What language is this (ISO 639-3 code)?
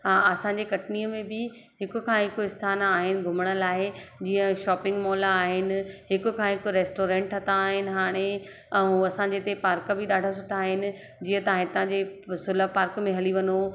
snd